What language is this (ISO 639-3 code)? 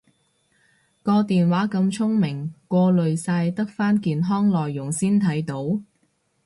yue